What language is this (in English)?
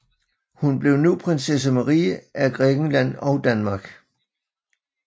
Danish